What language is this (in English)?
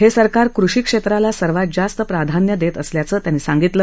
Marathi